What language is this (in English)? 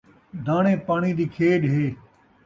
Saraiki